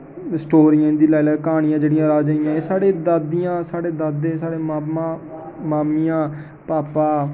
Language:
Dogri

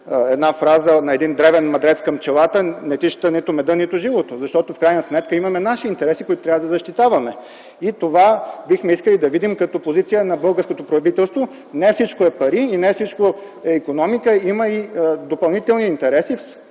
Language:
Bulgarian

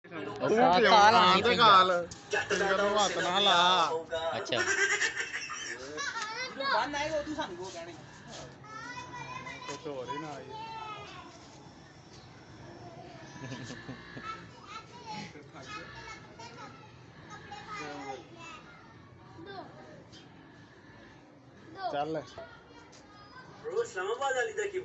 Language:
Urdu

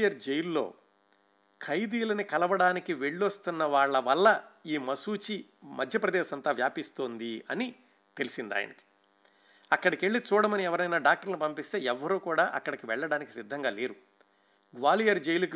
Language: Telugu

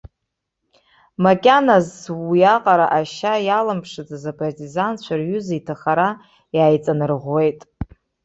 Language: Abkhazian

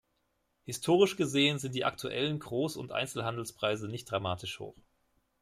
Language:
German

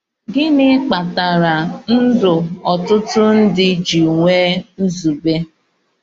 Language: Igbo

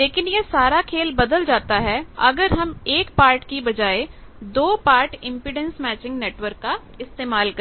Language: Hindi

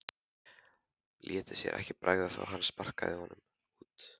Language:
Icelandic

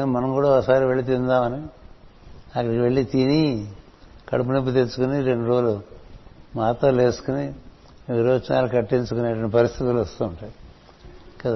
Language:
Telugu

